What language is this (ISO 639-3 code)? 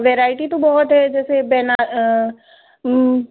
hin